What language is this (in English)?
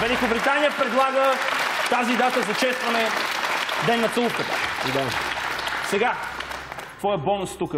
Bulgarian